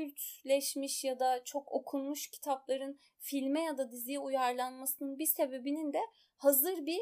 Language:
Turkish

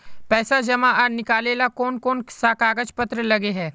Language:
Magahi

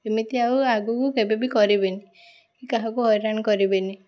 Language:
Odia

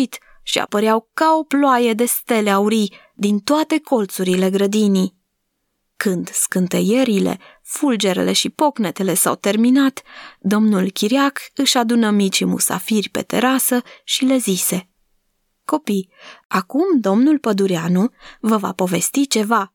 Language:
Romanian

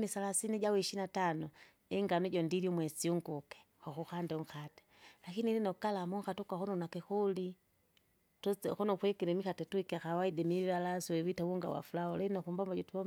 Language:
Kinga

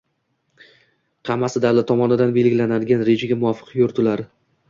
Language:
Uzbek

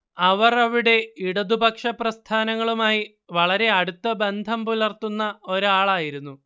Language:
Malayalam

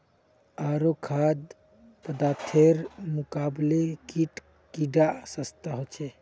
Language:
Magahi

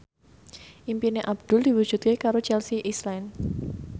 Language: Javanese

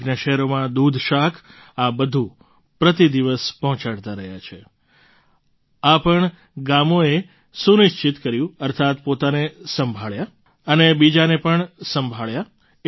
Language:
Gujarati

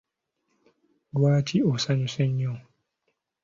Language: Ganda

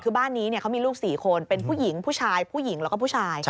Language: Thai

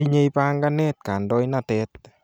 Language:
Kalenjin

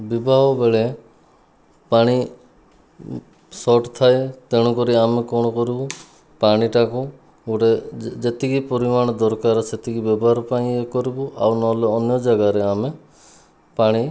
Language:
Odia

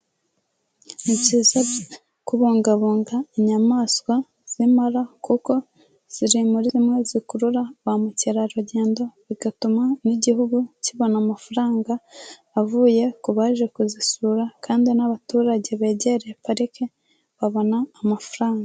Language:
Kinyarwanda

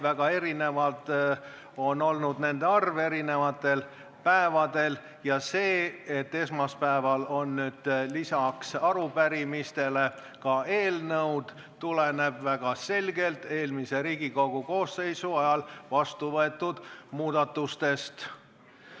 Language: Estonian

